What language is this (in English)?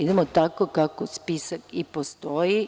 Serbian